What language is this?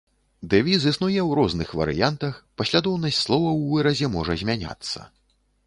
Belarusian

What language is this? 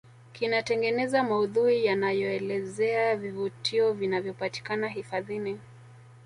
Swahili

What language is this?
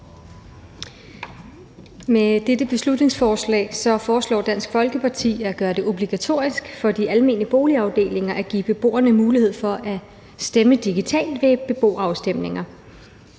Danish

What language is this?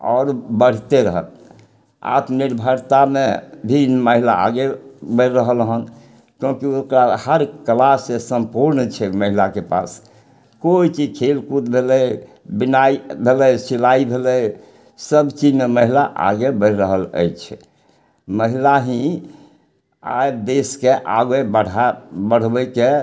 Maithili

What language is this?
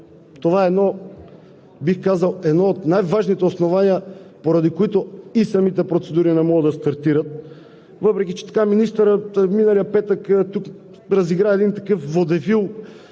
Bulgarian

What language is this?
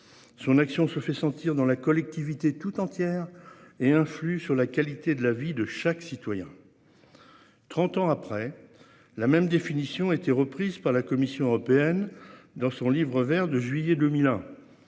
French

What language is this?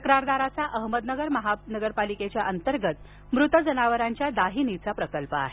Marathi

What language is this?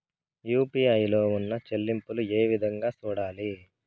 Telugu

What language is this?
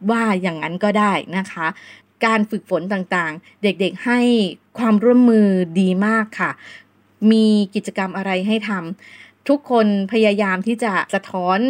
Thai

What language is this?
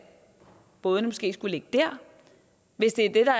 Danish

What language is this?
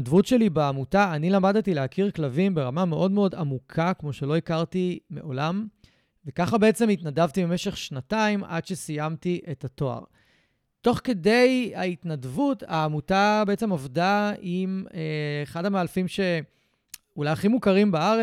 Hebrew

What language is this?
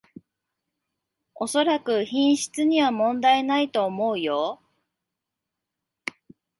Japanese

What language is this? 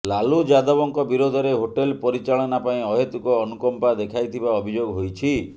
Odia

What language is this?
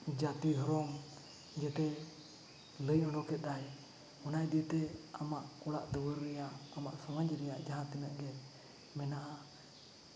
Santali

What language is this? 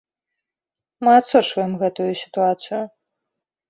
Belarusian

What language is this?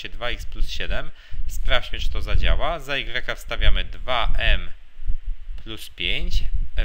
Polish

